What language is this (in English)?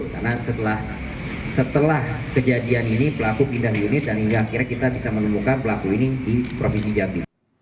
Indonesian